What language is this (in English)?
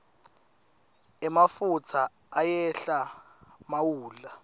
Swati